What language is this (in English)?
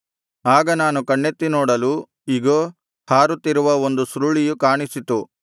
Kannada